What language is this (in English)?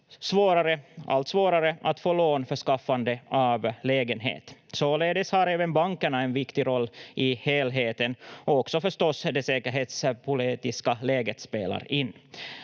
Finnish